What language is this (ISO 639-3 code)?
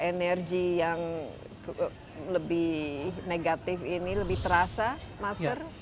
ind